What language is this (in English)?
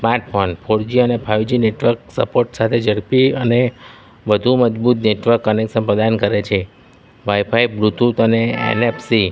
Gujarati